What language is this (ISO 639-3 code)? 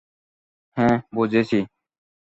ben